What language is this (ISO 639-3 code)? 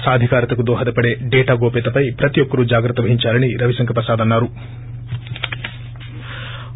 tel